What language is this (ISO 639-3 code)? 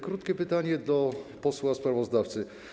pol